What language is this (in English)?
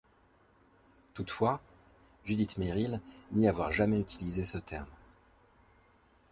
French